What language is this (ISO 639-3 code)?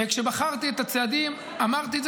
heb